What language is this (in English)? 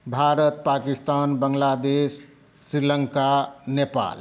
Maithili